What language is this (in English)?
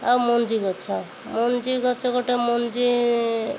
Odia